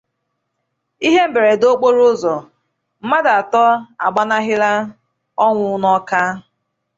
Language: Igbo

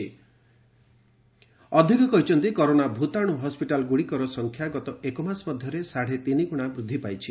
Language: Odia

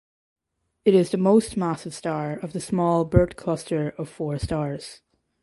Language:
English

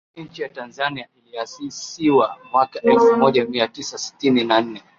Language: Swahili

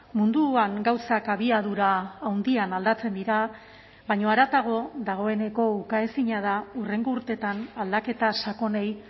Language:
Basque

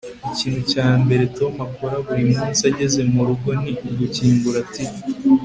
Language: Kinyarwanda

